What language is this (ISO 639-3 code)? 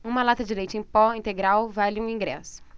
por